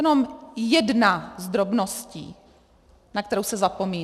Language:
Czech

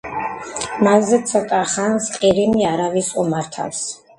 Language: Georgian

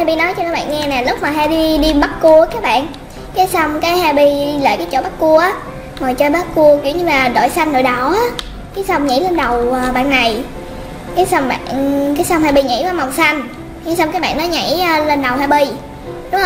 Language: Vietnamese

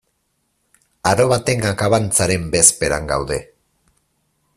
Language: Basque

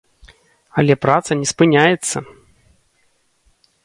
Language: Belarusian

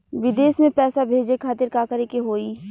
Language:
Bhojpuri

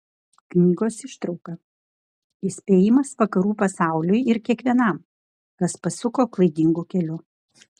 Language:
Lithuanian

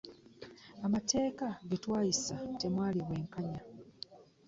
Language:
Ganda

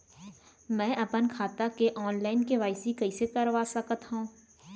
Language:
Chhattisgarhi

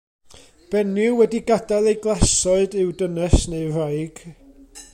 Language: Welsh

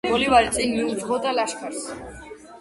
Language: Georgian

